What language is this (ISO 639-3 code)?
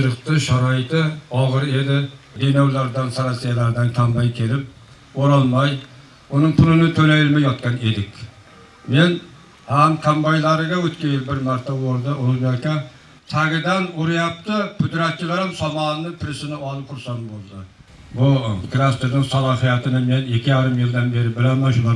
tur